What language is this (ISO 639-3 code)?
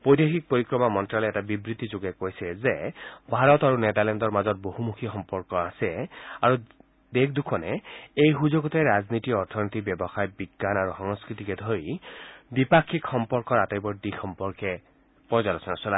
asm